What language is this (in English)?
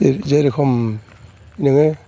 Bodo